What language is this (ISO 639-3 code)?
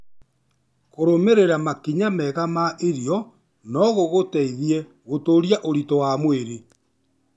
kik